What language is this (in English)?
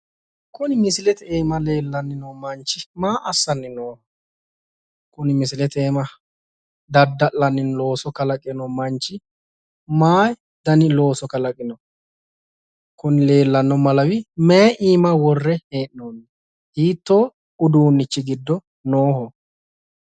Sidamo